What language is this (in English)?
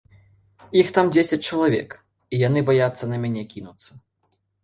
Belarusian